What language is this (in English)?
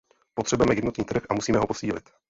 Czech